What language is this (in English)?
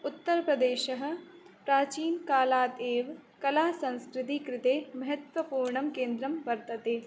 Sanskrit